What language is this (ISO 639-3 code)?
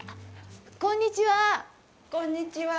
jpn